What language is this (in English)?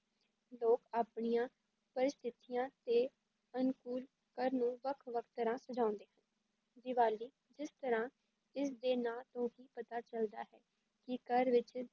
Punjabi